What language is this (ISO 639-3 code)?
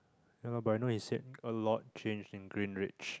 eng